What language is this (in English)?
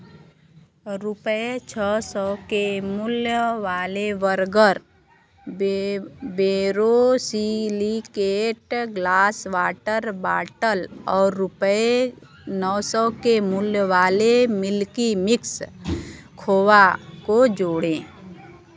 Hindi